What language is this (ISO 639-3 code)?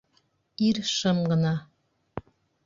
bak